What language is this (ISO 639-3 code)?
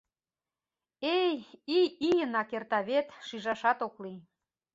chm